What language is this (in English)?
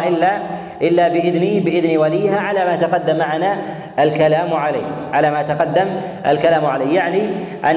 Arabic